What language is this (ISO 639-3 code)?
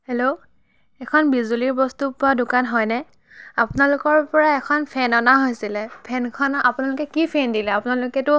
asm